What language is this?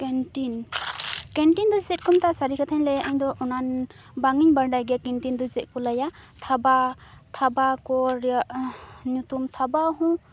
Santali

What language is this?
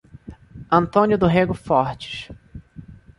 Portuguese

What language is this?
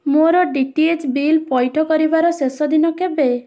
Odia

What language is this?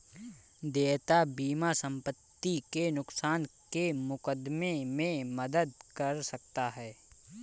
Hindi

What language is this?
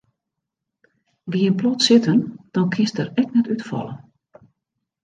Western Frisian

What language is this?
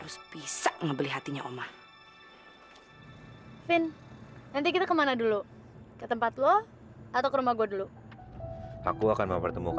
Indonesian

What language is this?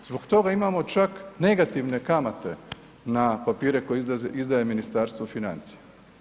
Croatian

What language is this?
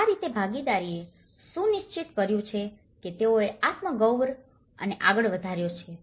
Gujarati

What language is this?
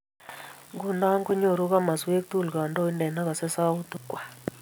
Kalenjin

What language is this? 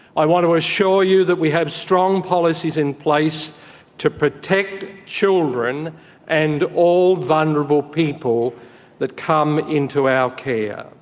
English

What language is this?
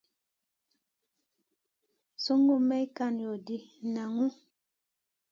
Masana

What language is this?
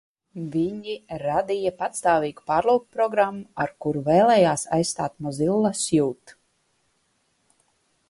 Latvian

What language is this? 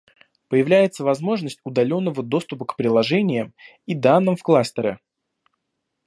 Russian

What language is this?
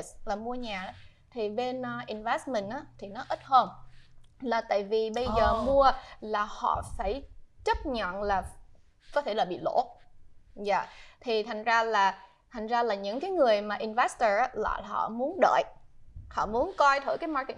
Vietnamese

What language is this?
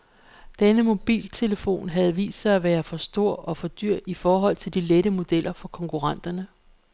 Danish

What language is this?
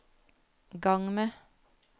Norwegian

